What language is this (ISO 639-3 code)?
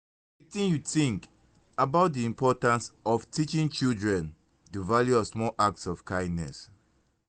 pcm